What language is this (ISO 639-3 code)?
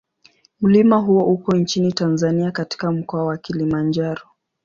swa